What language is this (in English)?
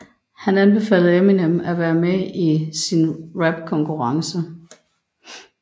Danish